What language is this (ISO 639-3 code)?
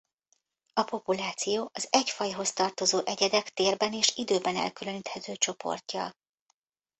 hun